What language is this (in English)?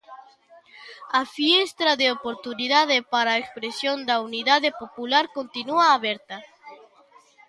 Galician